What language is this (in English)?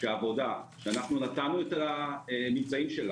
Hebrew